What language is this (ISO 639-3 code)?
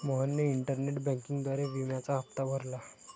mar